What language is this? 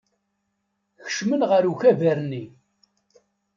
Kabyle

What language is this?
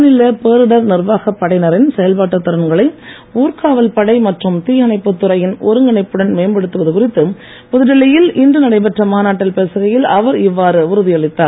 Tamil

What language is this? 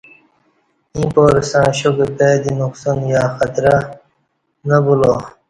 Kati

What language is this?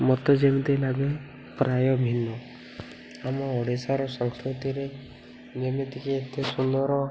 Odia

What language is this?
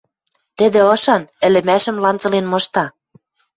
Western Mari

